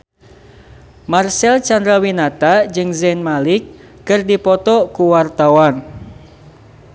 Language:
Sundanese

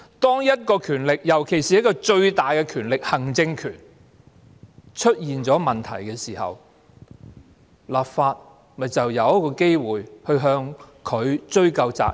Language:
Cantonese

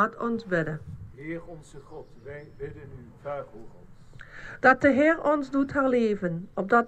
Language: Dutch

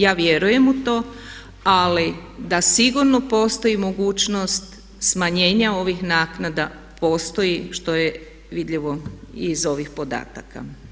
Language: Croatian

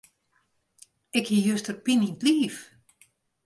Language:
Western Frisian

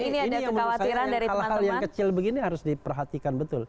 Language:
Indonesian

